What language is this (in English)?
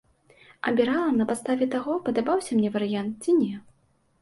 Belarusian